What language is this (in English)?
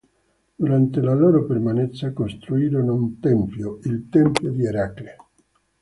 Italian